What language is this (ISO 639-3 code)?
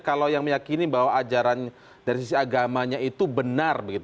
ind